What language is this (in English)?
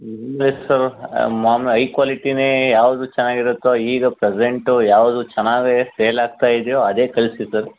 Kannada